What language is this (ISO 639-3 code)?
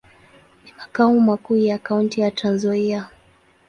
swa